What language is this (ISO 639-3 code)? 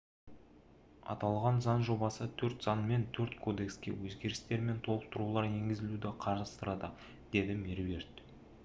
kaz